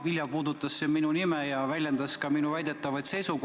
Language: Estonian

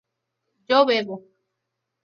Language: Spanish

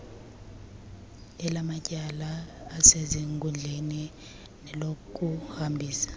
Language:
Xhosa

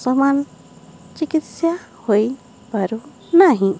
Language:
Odia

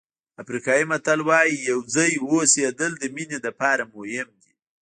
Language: Pashto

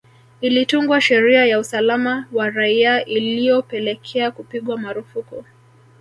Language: Swahili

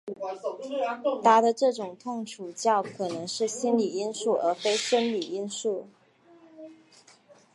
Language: Chinese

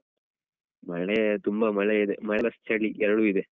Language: Kannada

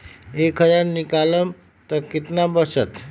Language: Magahi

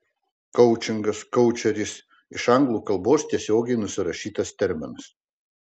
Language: Lithuanian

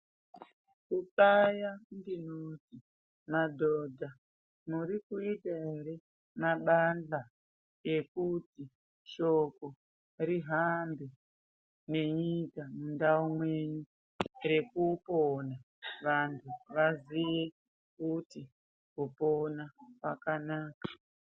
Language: Ndau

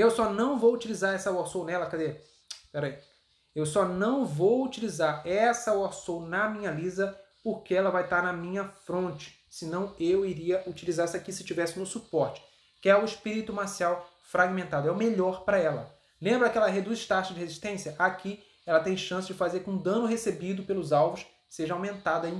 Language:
Portuguese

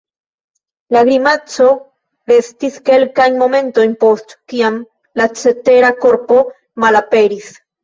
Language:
Esperanto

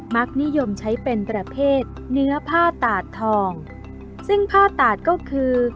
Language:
Thai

